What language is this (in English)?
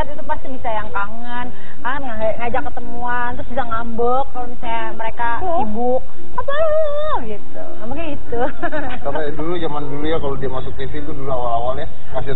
Indonesian